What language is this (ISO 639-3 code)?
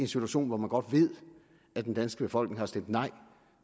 dan